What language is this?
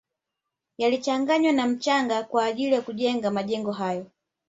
Swahili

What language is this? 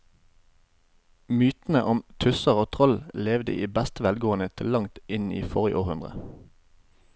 Norwegian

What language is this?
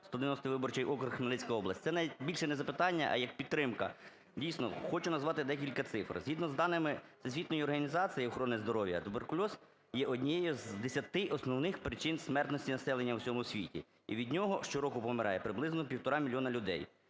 Ukrainian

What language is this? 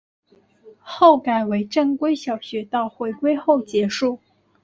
Chinese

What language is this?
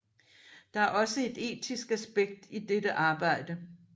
Danish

